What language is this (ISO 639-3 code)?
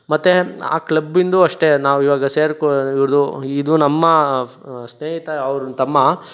kan